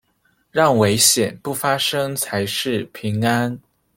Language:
Chinese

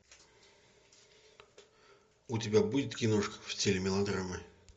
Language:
Russian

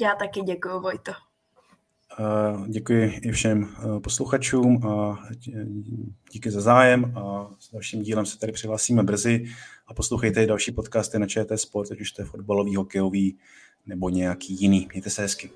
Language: Czech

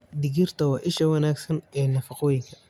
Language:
Somali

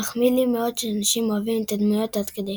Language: Hebrew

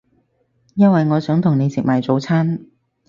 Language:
Cantonese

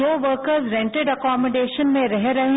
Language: Hindi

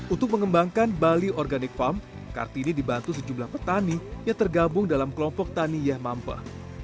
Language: Indonesian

